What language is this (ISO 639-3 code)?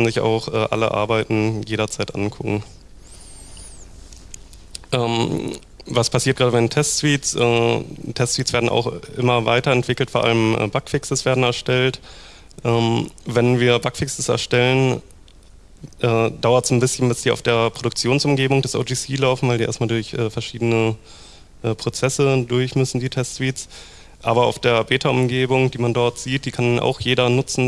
deu